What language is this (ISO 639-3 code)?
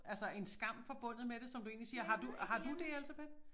dan